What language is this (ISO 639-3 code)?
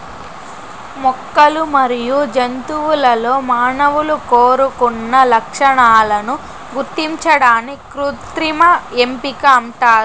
tel